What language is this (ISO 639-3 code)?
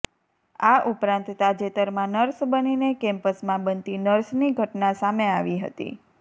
guj